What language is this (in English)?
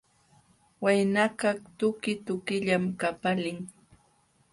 Jauja Wanca Quechua